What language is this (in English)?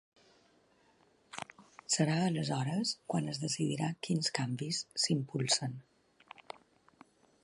Catalan